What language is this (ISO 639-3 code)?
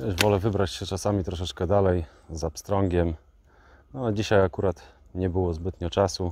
pol